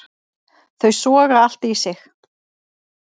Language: Icelandic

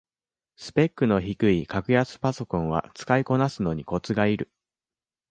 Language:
Japanese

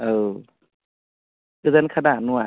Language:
Bodo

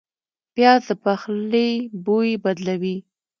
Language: Pashto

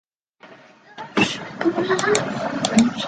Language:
Chinese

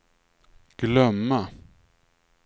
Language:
Swedish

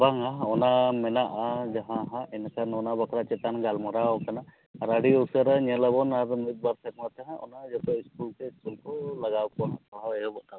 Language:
Santali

